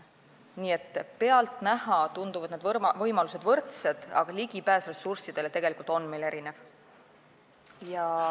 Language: Estonian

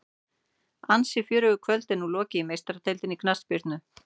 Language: Icelandic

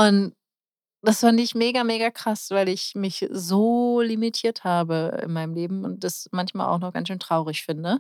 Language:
German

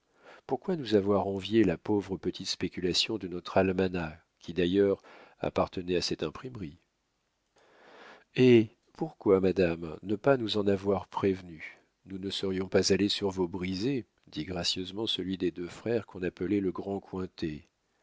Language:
French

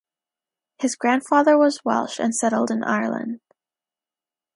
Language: English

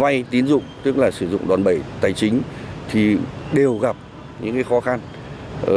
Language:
Vietnamese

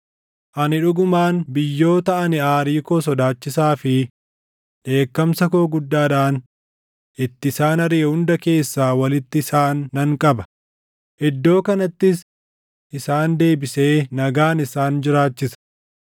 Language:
Oromo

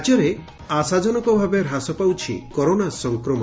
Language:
Odia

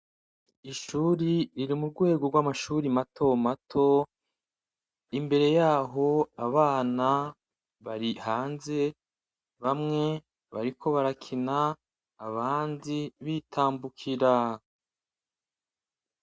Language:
Rundi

